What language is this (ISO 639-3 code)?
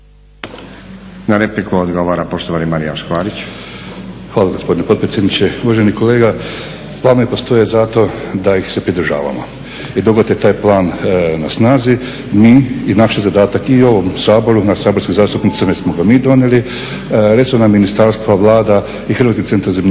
hrv